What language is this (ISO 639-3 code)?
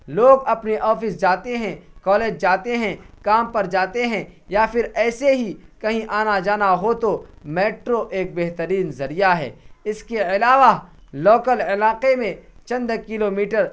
urd